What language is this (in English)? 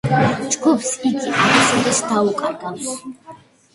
Georgian